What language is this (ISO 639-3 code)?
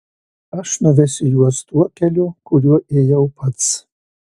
lit